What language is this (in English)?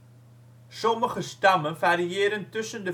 Dutch